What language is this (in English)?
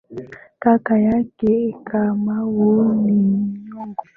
Swahili